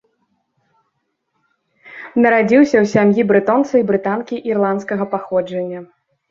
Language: Belarusian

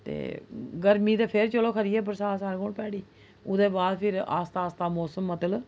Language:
Dogri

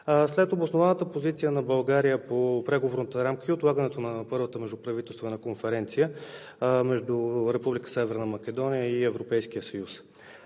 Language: Bulgarian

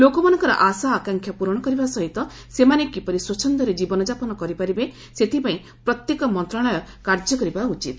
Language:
Odia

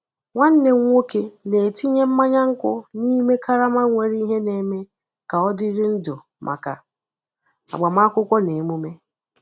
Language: Igbo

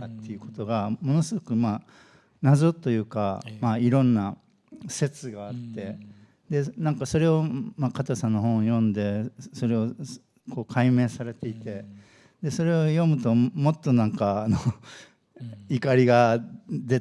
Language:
Japanese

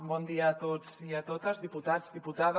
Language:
Catalan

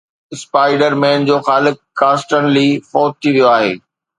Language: Sindhi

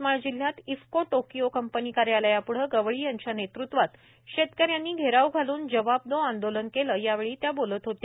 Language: Marathi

